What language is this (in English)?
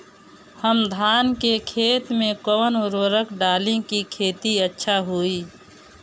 Bhojpuri